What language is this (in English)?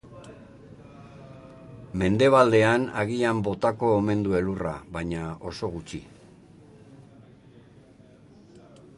Basque